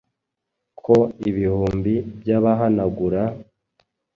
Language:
Kinyarwanda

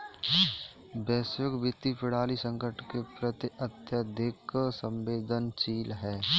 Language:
Hindi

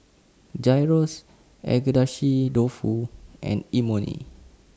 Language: English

